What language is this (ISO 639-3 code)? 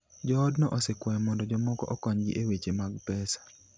luo